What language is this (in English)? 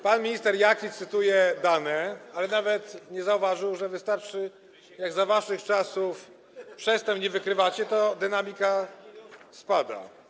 Polish